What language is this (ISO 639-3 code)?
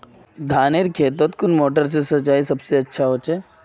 mag